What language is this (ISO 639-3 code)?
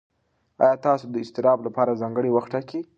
pus